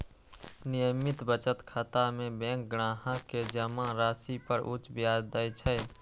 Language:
Maithili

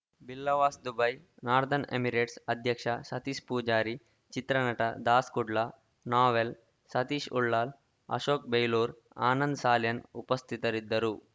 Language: Kannada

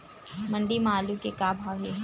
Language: Chhattisgarhi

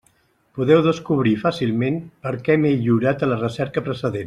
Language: Catalan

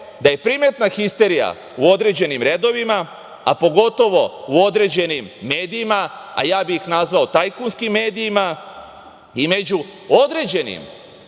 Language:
Serbian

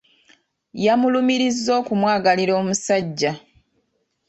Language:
Ganda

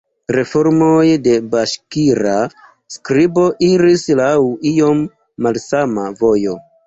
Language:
Esperanto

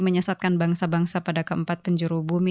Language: Indonesian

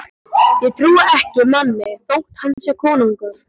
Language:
Icelandic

